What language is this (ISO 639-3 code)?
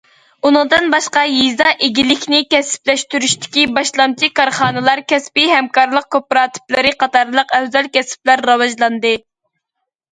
uig